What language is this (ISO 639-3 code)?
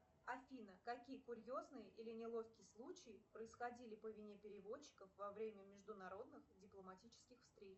rus